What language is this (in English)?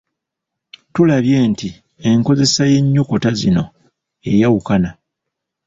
Ganda